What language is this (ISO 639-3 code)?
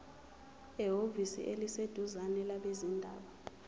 zul